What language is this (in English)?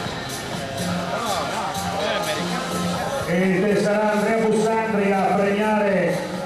Italian